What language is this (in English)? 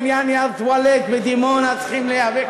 Hebrew